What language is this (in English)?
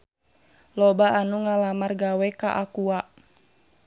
Sundanese